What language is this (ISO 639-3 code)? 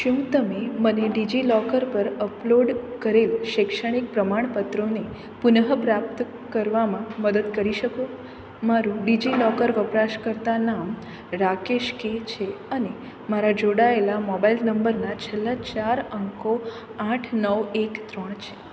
guj